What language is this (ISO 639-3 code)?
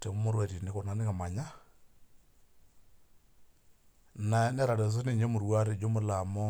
mas